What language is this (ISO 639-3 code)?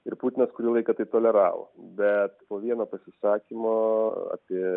lit